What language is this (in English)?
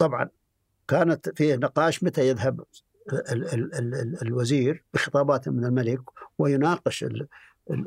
Arabic